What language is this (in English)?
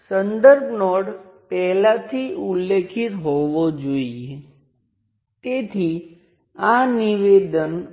Gujarati